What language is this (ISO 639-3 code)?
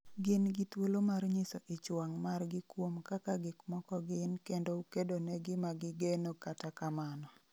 luo